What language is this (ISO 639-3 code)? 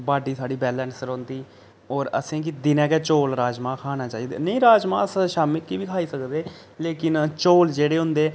doi